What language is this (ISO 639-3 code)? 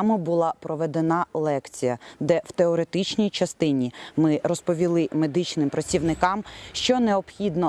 ukr